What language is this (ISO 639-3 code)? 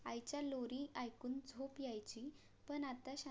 mar